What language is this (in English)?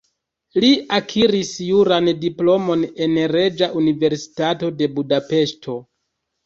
Esperanto